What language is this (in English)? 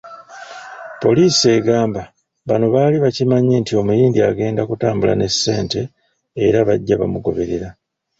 Ganda